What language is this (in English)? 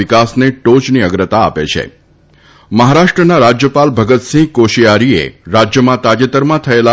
Gujarati